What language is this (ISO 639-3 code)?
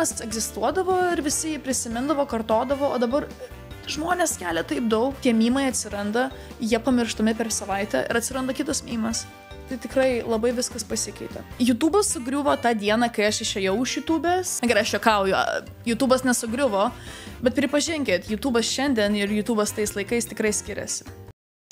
lit